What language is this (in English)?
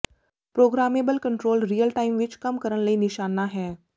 Punjabi